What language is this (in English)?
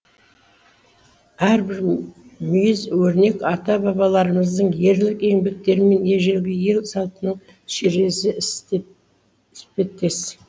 Kazakh